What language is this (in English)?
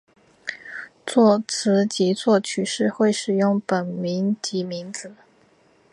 Chinese